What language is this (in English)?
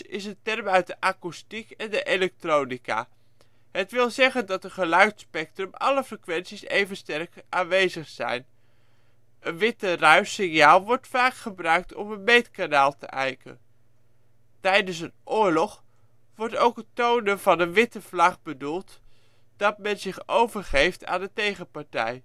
Dutch